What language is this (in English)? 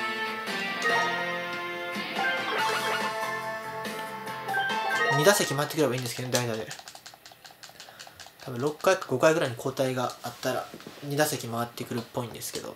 Japanese